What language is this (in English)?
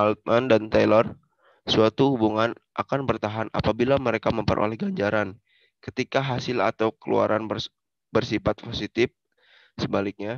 Indonesian